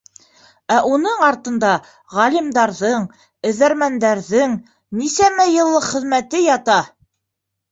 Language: Bashkir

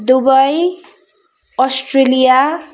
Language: Nepali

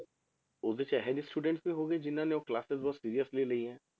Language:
Punjabi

